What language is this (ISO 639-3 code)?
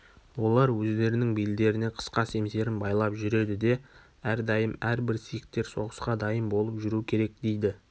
kaz